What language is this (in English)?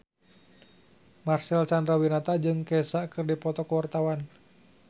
Sundanese